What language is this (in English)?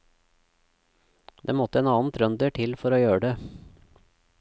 Norwegian